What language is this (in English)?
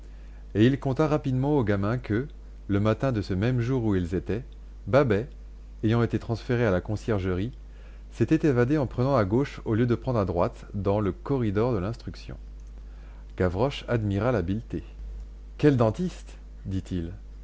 French